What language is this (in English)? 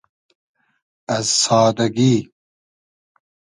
Hazaragi